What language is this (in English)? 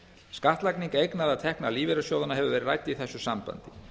Icelandic